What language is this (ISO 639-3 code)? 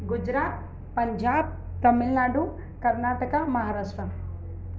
snd